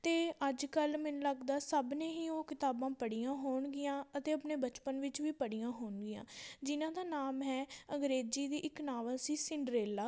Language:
Punjabi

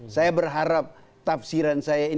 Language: Indonesian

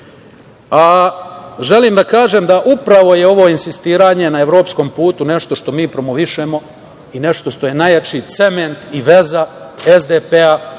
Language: Serbian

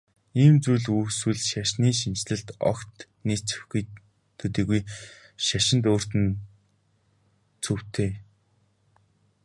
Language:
Mongolian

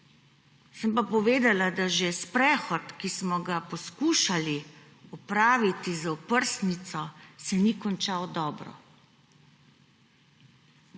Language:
Slovenian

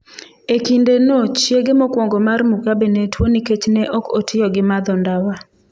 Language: Luo (Kenya and Tanzania)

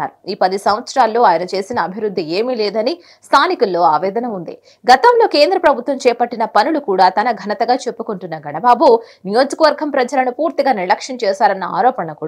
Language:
Telugu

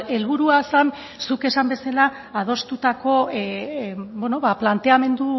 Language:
Basque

